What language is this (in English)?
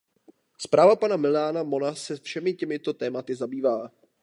Czech